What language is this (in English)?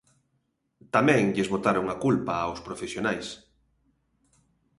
Galician